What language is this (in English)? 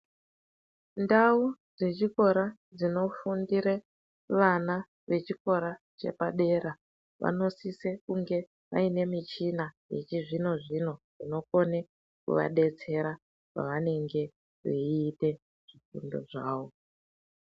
Ndau